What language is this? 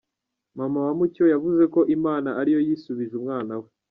Kinyarwanda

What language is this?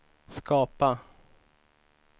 Swedish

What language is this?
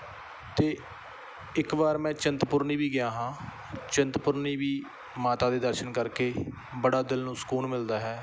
Punjabi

